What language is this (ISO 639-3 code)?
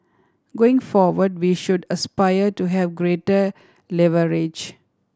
eng